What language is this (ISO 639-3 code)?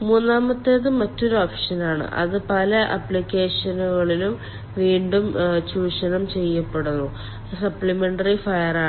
mal